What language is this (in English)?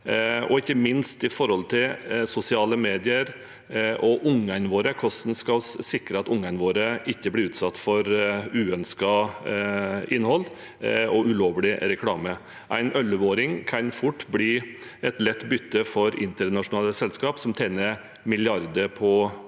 Norwegian